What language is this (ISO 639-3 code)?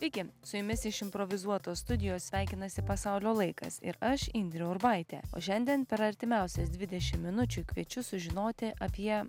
lit